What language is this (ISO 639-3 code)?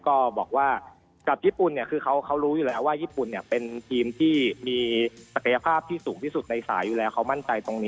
tha